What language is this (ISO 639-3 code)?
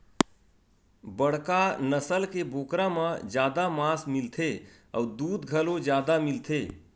hne